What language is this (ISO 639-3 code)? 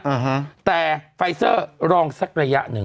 tha